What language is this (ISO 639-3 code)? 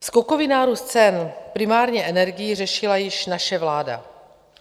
ces